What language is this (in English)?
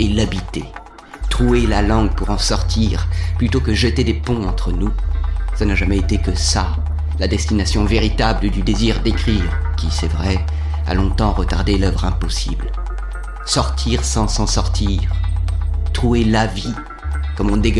French